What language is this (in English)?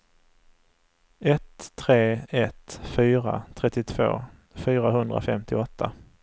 Swedish